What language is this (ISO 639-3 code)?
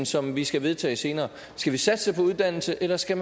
dan